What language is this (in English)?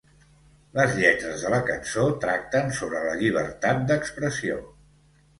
Catalan